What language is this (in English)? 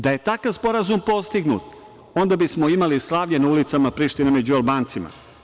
Serbian